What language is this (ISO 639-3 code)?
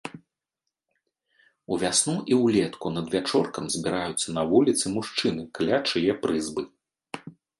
bel